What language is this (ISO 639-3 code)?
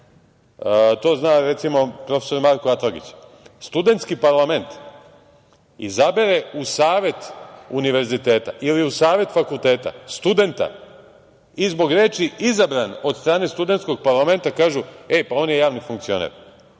srp